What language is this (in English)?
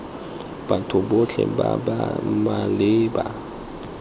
Tswana